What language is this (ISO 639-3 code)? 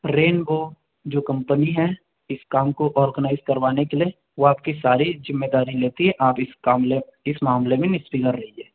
hin